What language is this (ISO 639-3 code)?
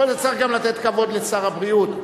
heb